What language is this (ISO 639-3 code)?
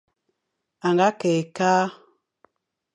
fan